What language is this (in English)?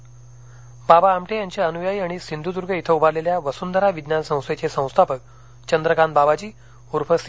Marathi